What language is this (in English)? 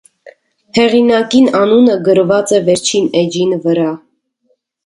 Armenian